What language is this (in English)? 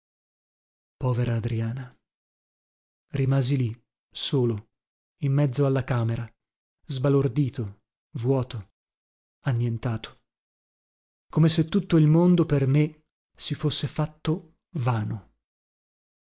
Italian